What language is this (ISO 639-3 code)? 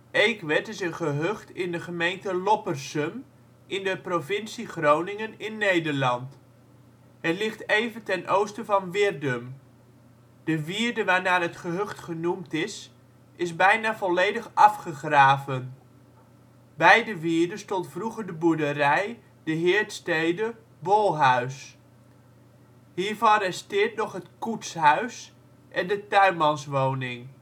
nld